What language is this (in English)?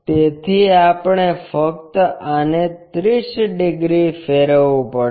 Gujarati